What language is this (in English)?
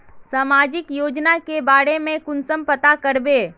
Magahi